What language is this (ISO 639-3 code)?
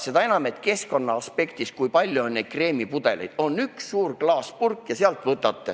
est